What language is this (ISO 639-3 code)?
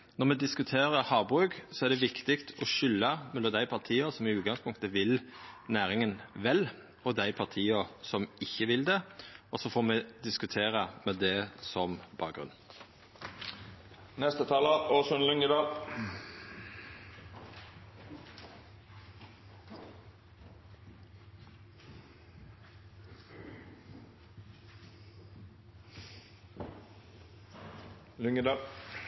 nno